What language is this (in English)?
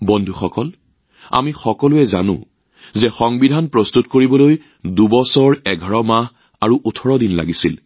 Assamese